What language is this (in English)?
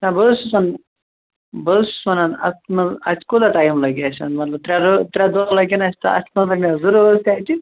Kashmiri